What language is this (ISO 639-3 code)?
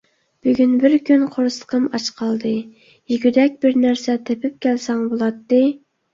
uig